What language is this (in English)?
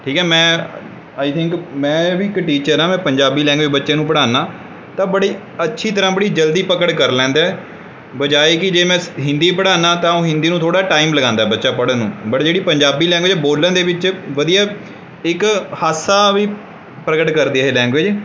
Punjabi